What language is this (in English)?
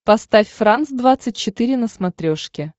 Russian